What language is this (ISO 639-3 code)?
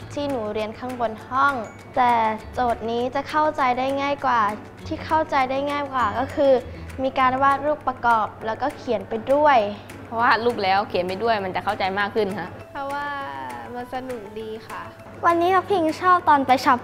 tha